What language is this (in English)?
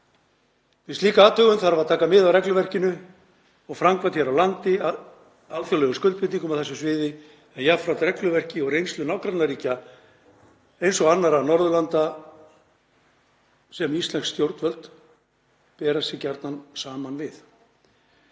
Icelandic